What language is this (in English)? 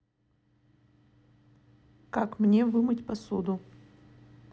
Russian